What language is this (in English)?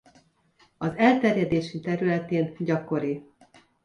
Hungarian